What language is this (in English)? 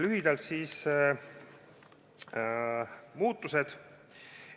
Estonian